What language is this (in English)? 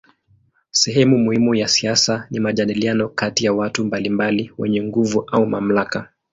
Swahili